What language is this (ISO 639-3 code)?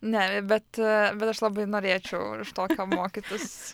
lit